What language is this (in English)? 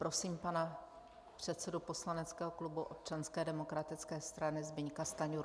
Czech